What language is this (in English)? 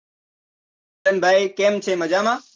Gujarati